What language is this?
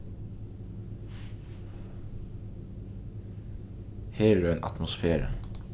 Faroese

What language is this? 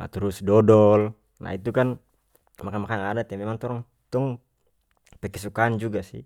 North Moluccan Malay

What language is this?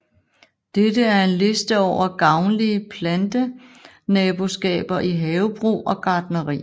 Danish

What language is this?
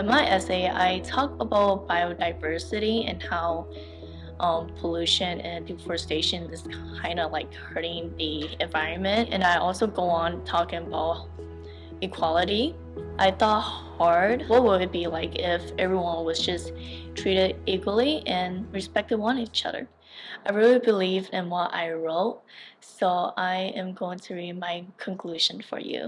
English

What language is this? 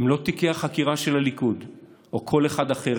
Hebrew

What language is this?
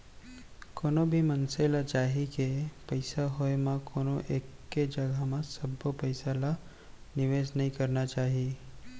Chhattisgarhi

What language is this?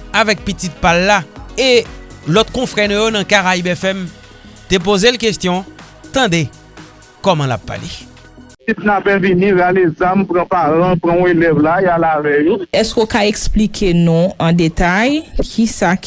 French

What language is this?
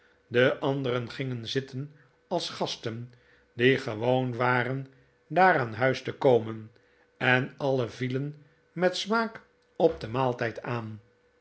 Dutch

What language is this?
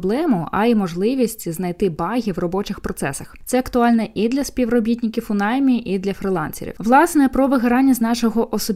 Ukrainian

